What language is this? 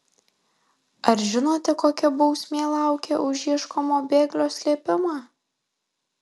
Lithuanian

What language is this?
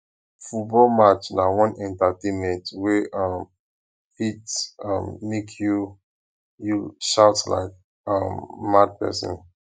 Nigerian Pidgin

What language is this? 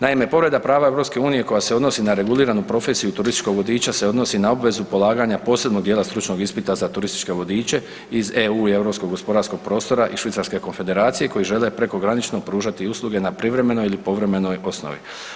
Croatian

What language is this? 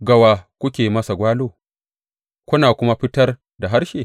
Hausa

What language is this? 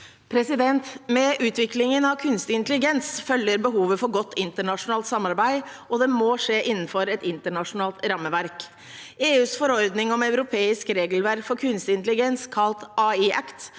Norwegian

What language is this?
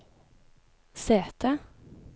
Norwegian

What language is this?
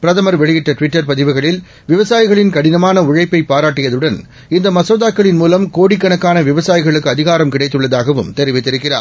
Tamil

